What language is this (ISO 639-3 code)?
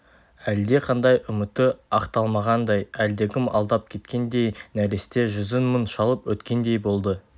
kaz